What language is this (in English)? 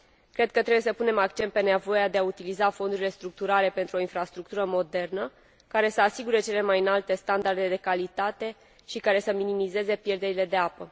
Romanian